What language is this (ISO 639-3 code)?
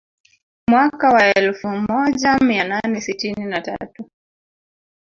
swa